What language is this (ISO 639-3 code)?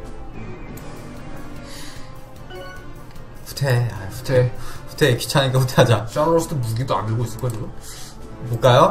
kor